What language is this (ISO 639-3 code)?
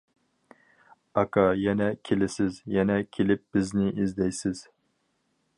uig